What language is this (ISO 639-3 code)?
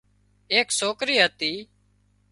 kxp